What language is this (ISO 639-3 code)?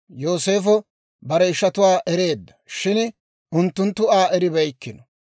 dwr